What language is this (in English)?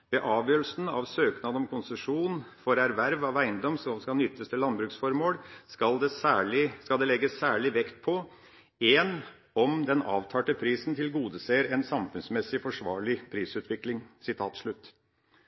Norwegian Bokmål